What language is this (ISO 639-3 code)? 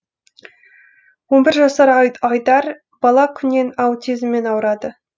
kaz